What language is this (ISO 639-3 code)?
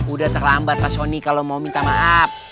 ind